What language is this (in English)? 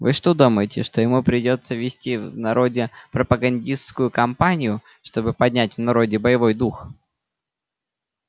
Russian